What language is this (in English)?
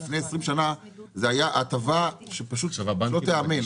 Hebrew